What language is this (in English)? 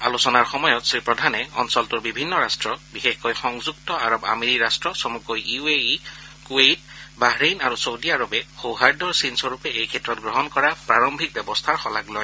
Assamese